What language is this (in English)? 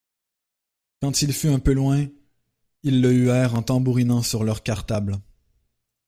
French